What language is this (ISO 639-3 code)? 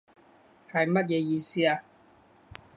yue